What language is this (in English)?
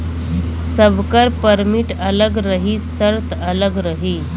Bhojpuri